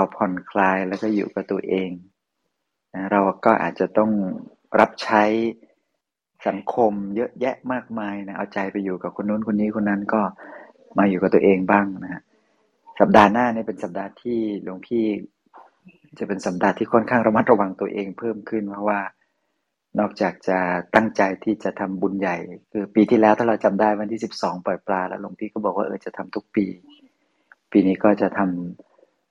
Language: Thai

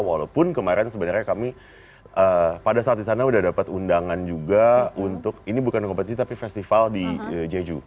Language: Indonesian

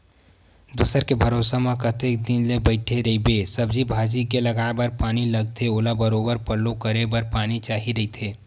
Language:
Chhattisgarhi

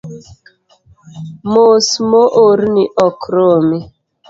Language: Luo (Kenya and Tanzania)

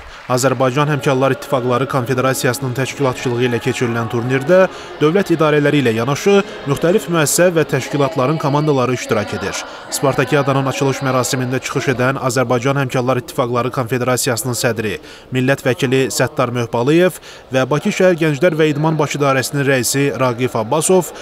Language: Turkish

